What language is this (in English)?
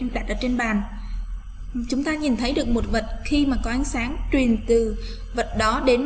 Vietnamese